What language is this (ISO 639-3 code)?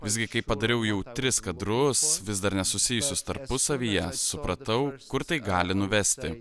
lit